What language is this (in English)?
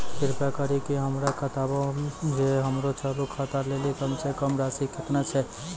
Maithili